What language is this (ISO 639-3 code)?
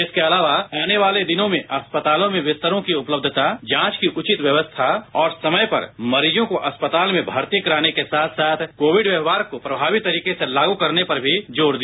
hin